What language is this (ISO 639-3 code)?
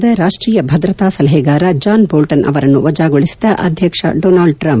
kan